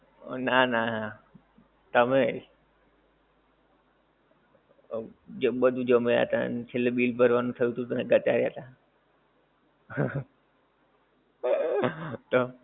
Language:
Gujarati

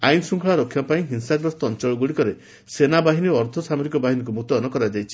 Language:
Odia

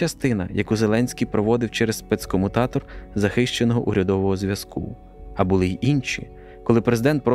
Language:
Ukrainian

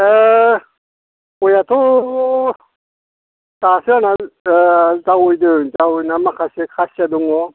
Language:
Bodo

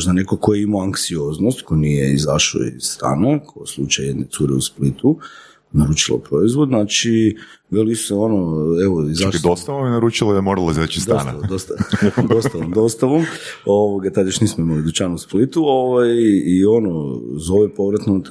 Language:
Croatian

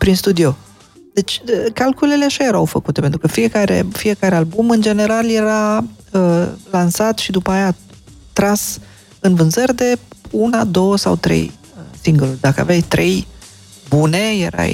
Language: Romanian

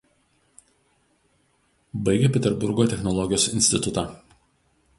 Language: Lithuanian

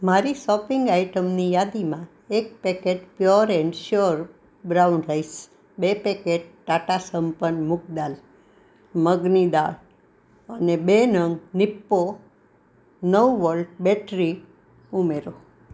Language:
Gujarati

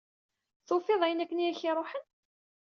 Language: Kabyle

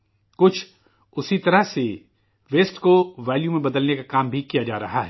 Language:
Urdu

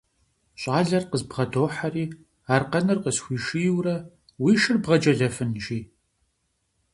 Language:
Kabardian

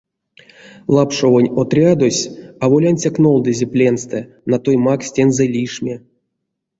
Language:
Erzya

